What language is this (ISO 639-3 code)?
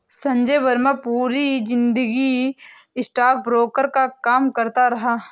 hin